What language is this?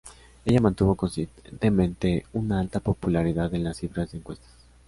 Spanish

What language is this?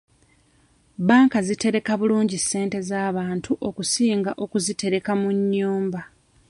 Ganda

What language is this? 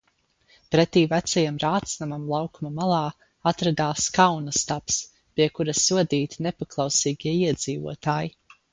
Latvian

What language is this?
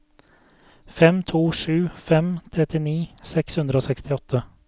Norwegian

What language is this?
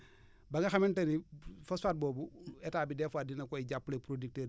Wolof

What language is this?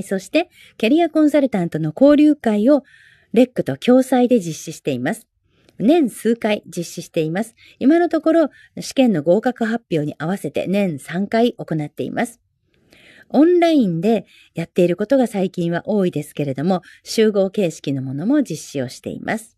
Japanese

